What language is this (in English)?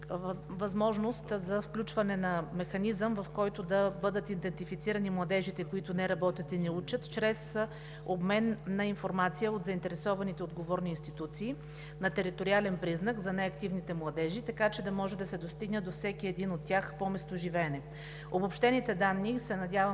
Bulgarian